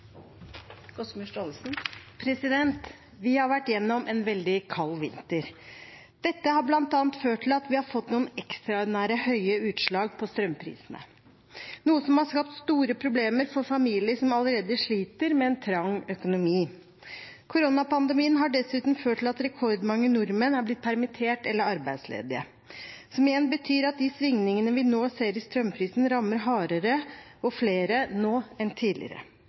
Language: Norwegian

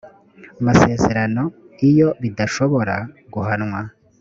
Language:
Kinyarwanda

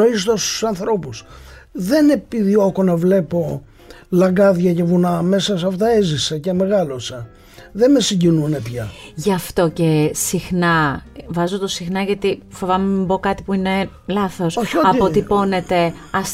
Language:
Greek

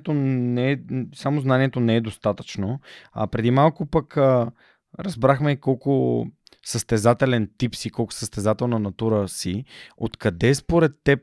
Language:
Bulgarian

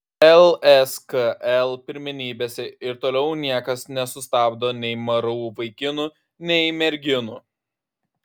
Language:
Lithuanian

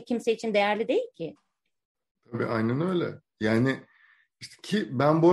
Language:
Turkish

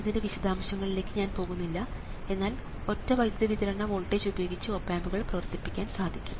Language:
Malayalam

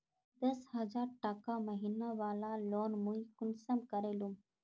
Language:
Magahi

